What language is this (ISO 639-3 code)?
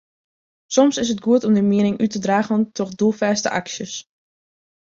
fry